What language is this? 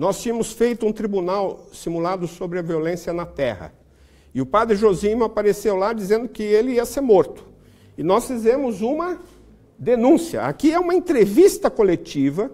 Portuguese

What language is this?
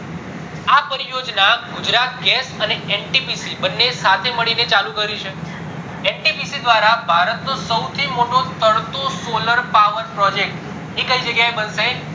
Gujarati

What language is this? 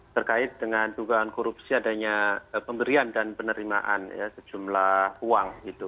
Indonesian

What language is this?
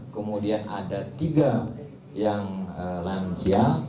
Indonesian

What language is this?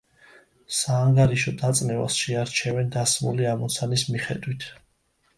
Georgian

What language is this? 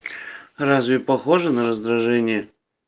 Russian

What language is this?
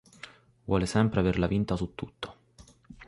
Italian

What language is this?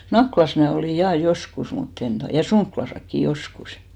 Finnish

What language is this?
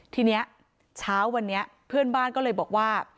Thai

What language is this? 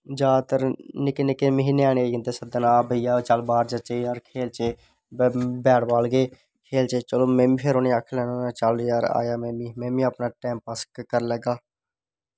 Dogri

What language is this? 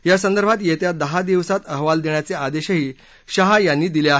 Marathi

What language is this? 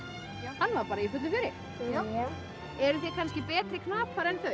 Icelandic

